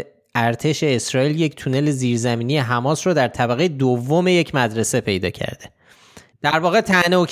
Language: Persian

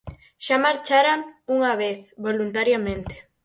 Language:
Galician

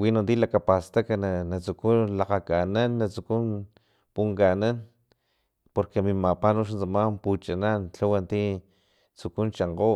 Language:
Filomena Mata-Coahuitlán Totonac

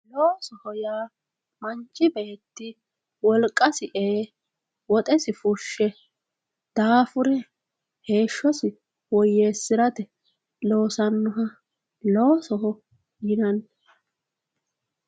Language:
Sidamo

